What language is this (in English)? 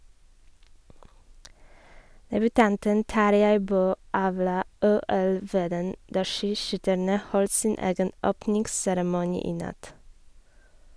Norwegian